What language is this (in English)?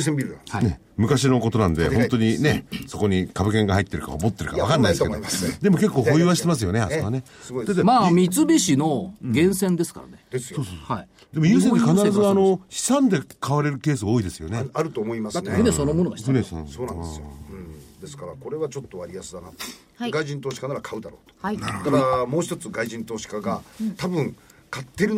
Japanese